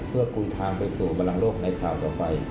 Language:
Thai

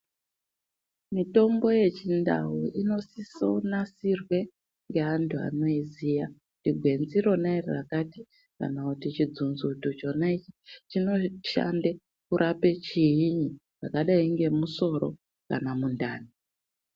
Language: Ndau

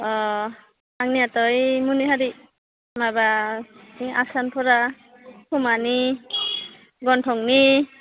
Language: Bodo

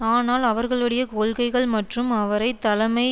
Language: Tamil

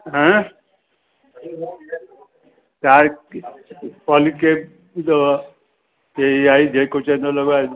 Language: Sindhi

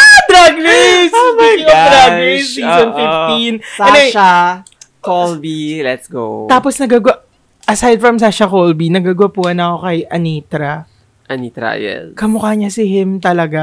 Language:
Filipino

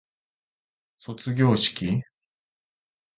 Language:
Japanese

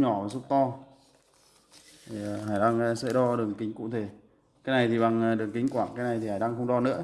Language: Vietnamese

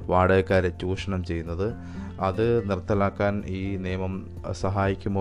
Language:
Malayalam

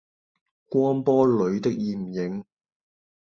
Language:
Cantonese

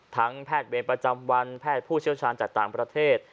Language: Thai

